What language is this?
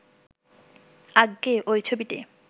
Bangla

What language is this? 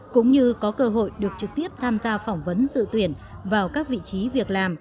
Vietnamese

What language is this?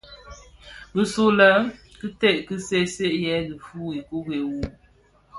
Bafia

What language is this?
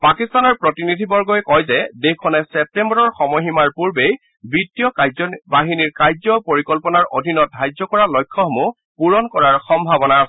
Assamese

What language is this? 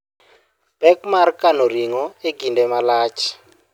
Luo (Kenya and Tanzania)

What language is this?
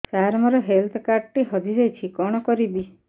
Odia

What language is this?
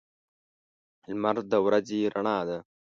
Pashto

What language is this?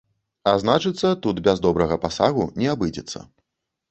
Belarusian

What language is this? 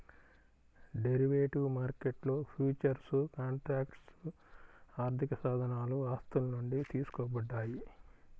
Telugu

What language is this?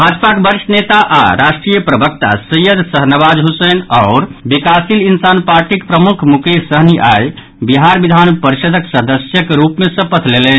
Maithili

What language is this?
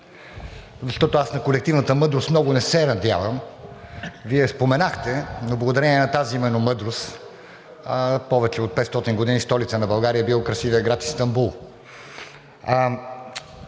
Bulgarian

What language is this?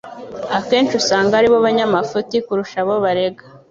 Kinyarwanda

